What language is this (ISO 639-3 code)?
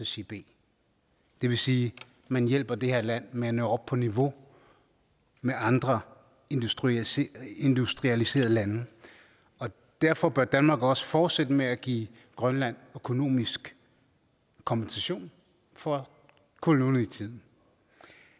dan